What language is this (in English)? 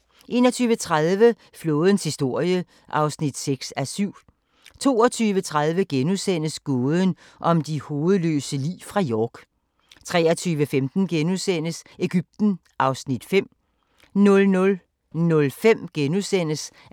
Danish